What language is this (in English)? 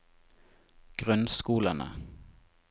Norwegian